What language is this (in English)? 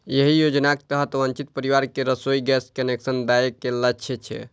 Maithili